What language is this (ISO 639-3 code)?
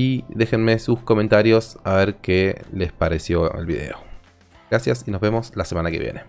spa